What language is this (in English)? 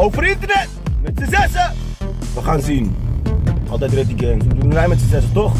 Dutch